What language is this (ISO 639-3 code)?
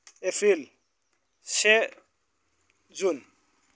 brx